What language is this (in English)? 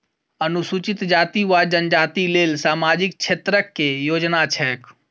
Maithili